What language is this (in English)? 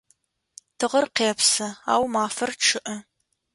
Adyghe